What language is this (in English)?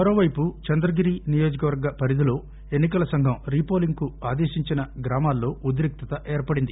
Telugu